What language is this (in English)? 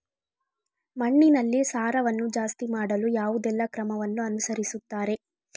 Kannada